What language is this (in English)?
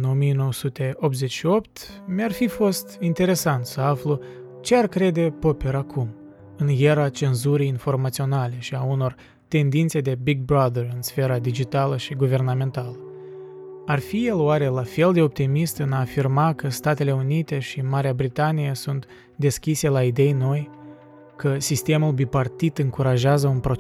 Romanian